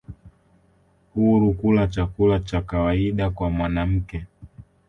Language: Swahili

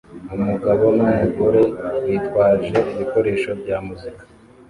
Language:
Kinyarwanda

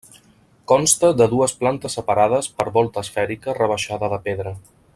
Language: Catalan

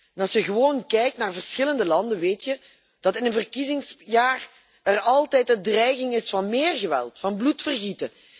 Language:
Dutch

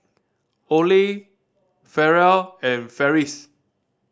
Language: English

